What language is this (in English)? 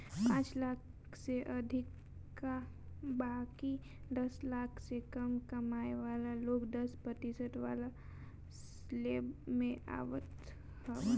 Bhojpuri